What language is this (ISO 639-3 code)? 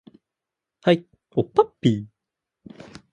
jpn